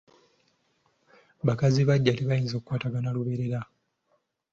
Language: Ganda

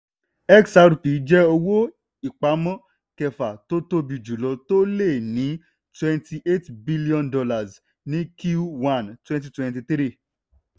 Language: Yoruba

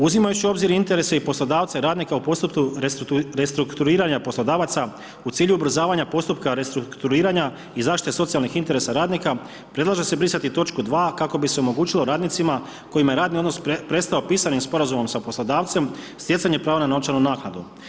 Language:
Croatian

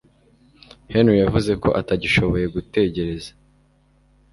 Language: Kinyarwanda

